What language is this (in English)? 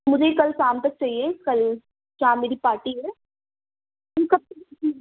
Urdu